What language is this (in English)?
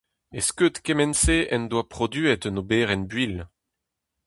Breton